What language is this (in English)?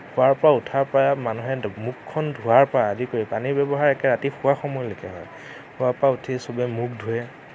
Assamese